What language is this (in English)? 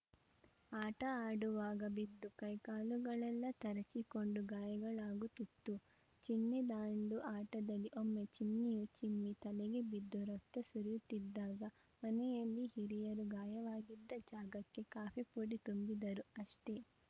Kannada